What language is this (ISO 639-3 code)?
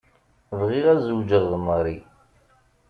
kab